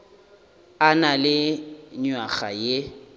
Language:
Northern Sotho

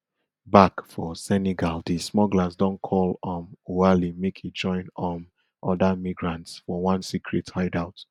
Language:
Nigerian Pidgin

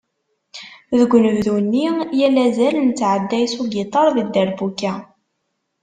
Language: Kabyle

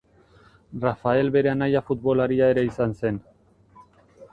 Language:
Basque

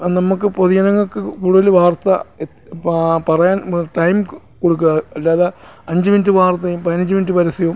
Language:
Malayalam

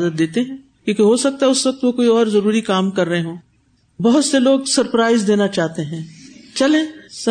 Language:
Urdu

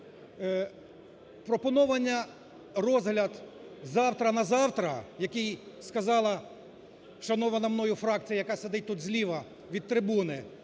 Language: Ukrainian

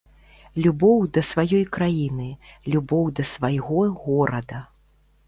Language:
Belarusian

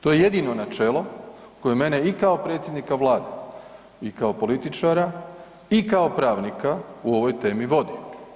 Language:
Croatian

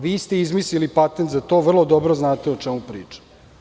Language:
Serbian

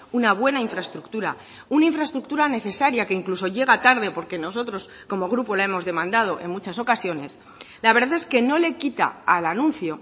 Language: Spanish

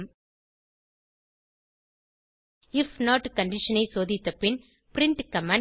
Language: Tamil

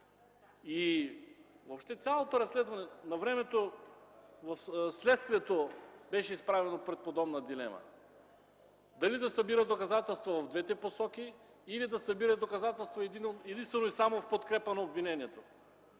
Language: Bulgarian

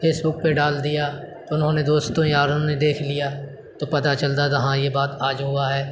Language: Urdu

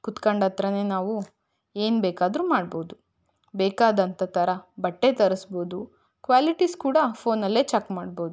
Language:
Kannada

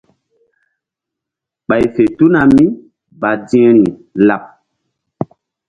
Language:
Mbum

